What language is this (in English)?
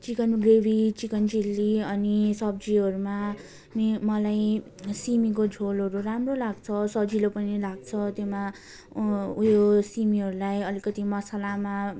Nepali